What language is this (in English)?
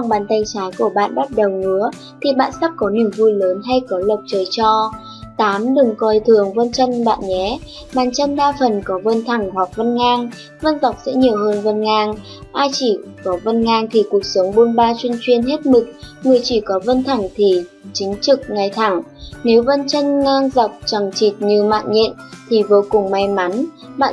Vietnamese